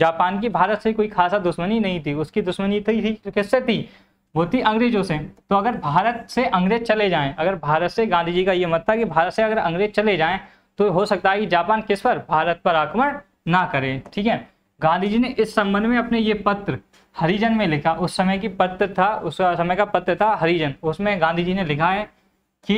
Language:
Hindi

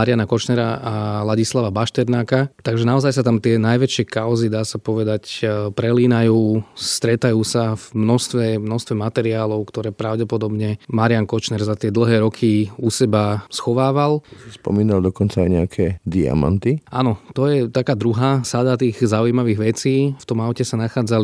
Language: Slovak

